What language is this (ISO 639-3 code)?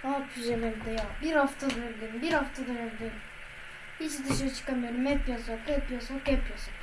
tur